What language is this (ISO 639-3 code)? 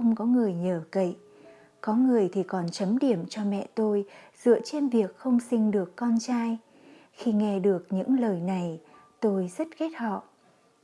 vie